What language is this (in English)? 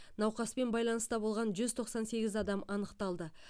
Kazakh